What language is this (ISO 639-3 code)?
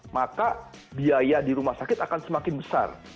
ind